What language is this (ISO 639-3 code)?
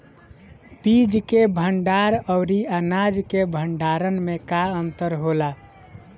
bho